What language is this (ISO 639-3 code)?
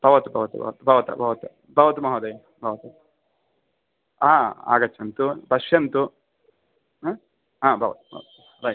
san